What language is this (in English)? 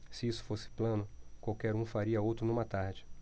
Portuguese